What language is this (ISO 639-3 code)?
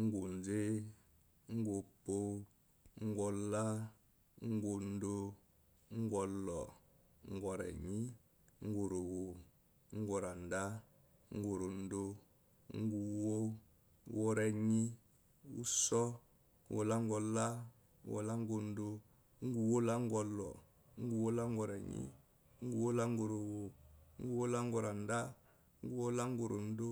afo